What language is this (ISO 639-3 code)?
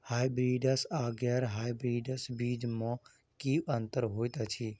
mai